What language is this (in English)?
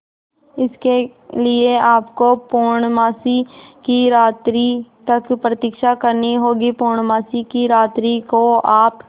Hindi